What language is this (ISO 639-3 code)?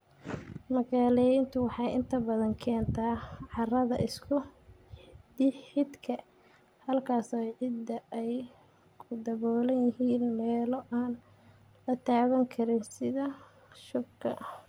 som